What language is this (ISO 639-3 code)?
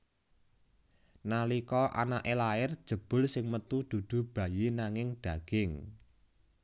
jav